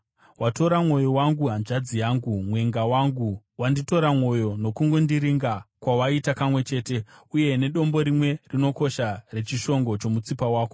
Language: Shona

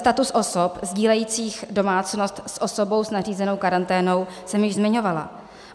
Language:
Czech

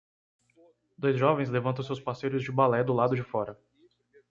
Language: Portuguese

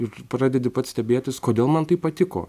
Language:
Lithuanian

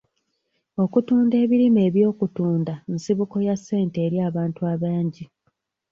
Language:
Ganda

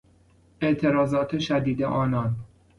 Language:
Persian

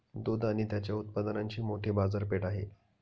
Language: Marathi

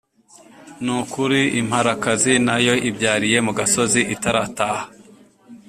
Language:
Kinyarwanda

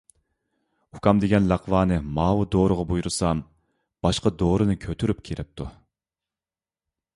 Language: Uyghur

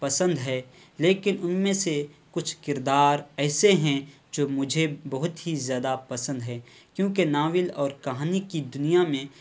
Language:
Urdu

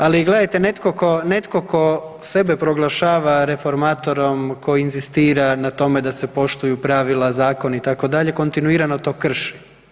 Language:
Croatian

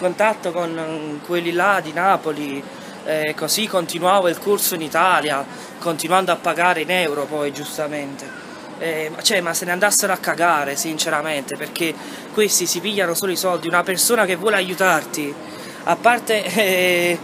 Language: Italian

